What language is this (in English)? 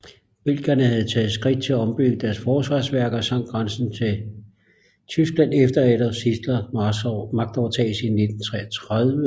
Danish